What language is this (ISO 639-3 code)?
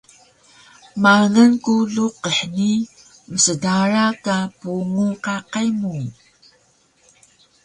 trv